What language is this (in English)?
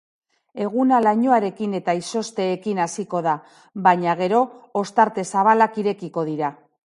Basque